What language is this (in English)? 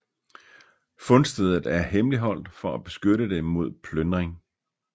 Danish